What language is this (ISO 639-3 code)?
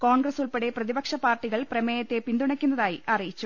mal